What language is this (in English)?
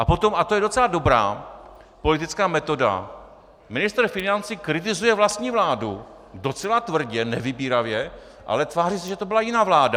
Czech